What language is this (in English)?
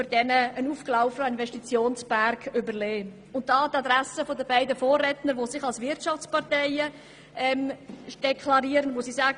Swiss German